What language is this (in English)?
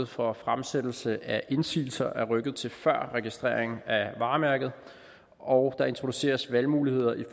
Danish